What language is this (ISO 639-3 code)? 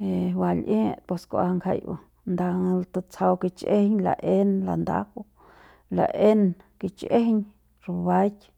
pbs